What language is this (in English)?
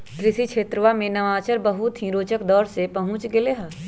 Magahi